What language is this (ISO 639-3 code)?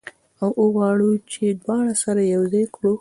pus